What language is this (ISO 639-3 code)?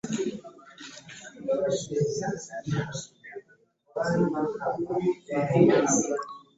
lug